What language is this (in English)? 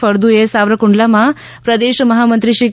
Gujarati